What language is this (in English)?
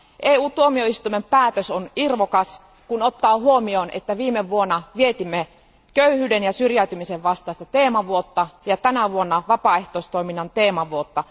Finnish